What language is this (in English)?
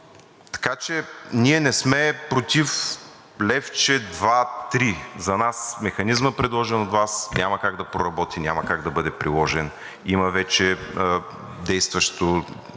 Bulgarian